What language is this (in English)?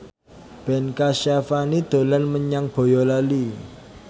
Javanese